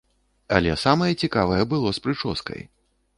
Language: Belarusian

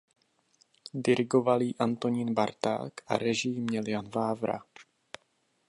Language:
Czech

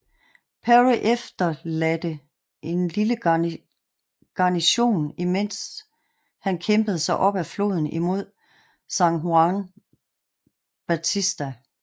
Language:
Danish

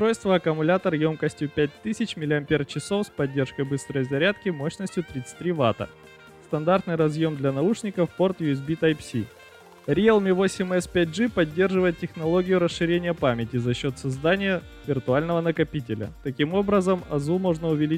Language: Russian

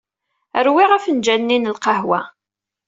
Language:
Kabyle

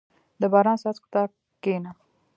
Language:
Pashto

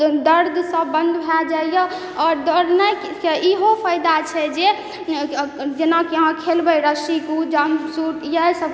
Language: Maithili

